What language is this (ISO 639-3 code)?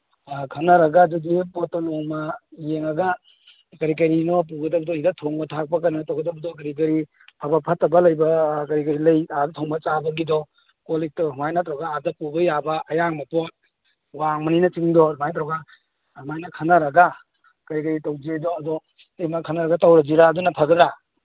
mni